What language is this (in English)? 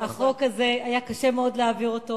Hebrew